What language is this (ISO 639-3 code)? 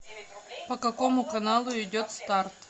rus